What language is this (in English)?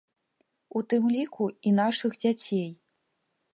Belarusian